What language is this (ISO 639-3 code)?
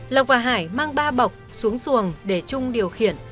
vie